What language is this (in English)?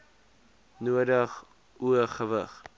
Afrikaans